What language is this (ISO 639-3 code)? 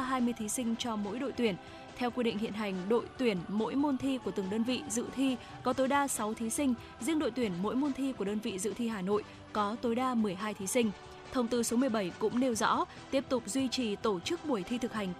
vie